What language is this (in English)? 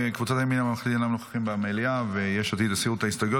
Hebrew